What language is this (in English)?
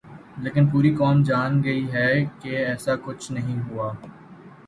Urdu